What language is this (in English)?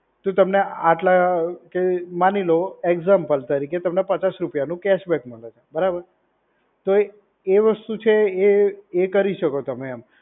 Gujarati